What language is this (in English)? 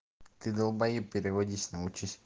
Russian